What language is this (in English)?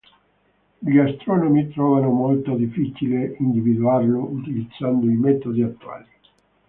Italian